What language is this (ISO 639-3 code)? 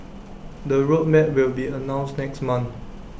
eng